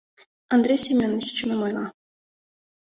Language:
Mari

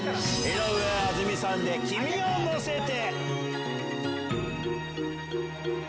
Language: Japanese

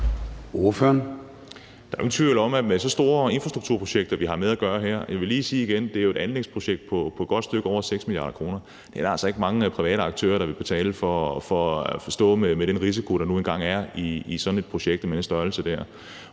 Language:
Danish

